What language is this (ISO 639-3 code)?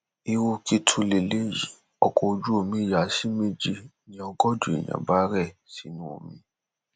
yor